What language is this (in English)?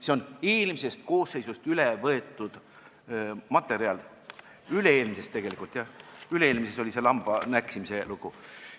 Estonian